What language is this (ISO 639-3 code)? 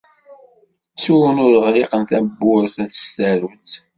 kab